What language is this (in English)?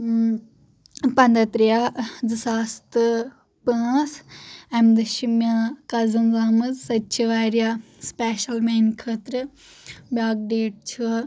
Kashmiri